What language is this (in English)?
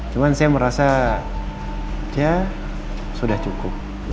Indonesian